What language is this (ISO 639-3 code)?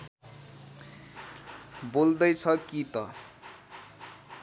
nep